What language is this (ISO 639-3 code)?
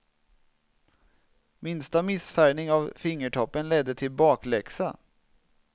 swe